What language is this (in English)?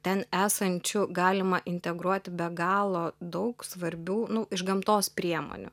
Lithuanian